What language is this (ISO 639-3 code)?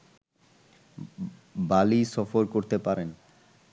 ben